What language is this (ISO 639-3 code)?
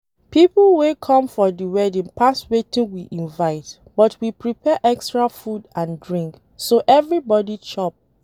pcm